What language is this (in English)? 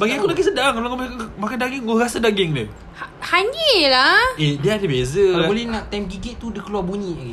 Malay